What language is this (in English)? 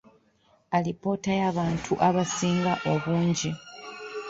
Ganda